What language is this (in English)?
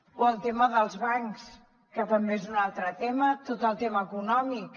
Catalan